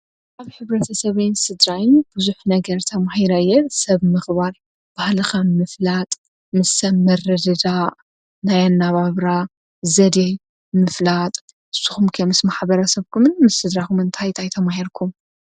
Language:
Tigrinya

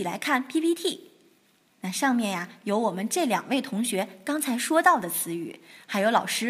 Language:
Chinese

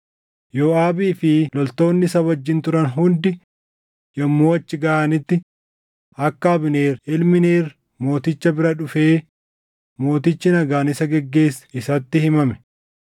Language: Oromo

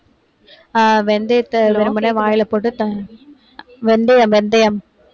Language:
Tamil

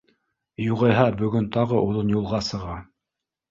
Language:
Bashkir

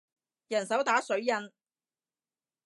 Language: Cantonese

